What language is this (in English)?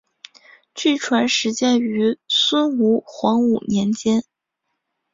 Chinese